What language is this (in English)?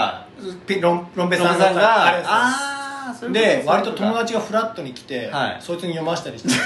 Japanese